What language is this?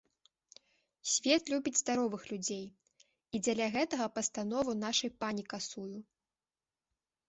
Belarusian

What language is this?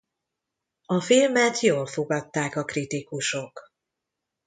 Hungarian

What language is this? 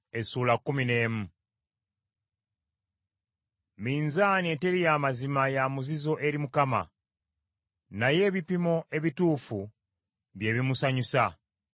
Ganda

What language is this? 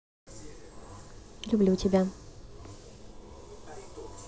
Russian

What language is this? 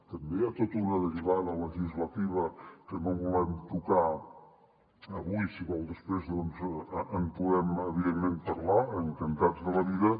Catalan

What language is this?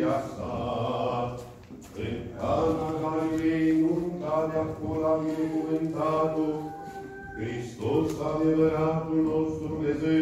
Romanian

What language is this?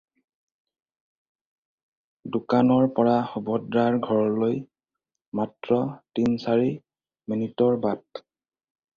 Assamese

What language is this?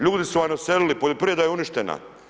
Croatian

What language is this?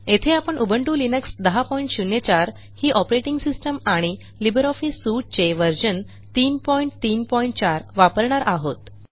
Marathi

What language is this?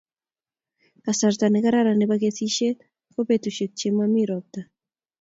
Kalenjin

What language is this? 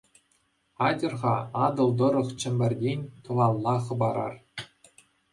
Chuvash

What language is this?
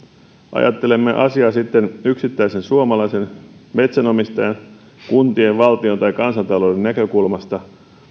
Finnish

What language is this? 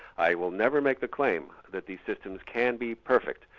English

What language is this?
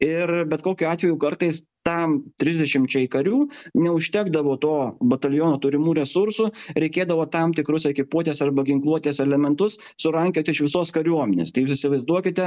Lithuanian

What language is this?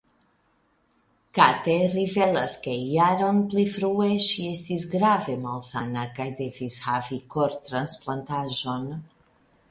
Esperanto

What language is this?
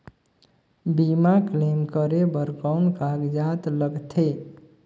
Chhattisgarhi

